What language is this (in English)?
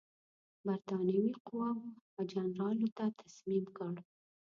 Pashto